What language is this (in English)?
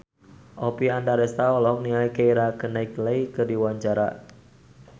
Sundanese